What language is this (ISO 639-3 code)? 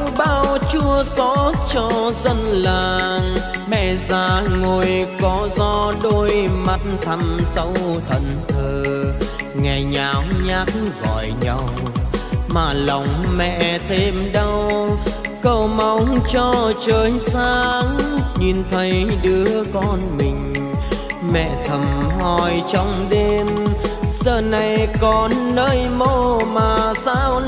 vie